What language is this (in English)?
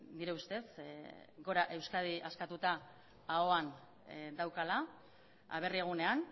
Basque